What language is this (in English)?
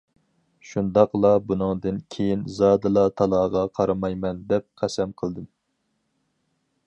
Uyghur